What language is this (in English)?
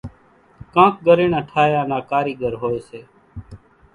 Kachi Koli